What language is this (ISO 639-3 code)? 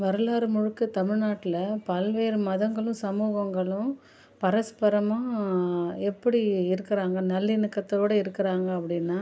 tam